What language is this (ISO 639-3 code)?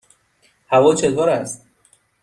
fas